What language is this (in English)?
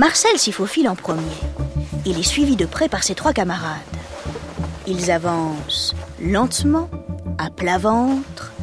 French